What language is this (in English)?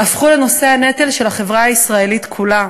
Hebrew